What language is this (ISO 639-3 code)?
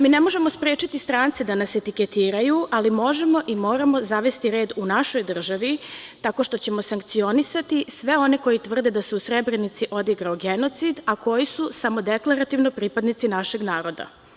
srp